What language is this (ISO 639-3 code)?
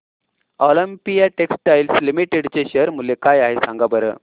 mar